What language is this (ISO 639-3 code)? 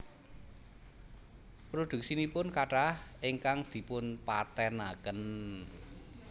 jav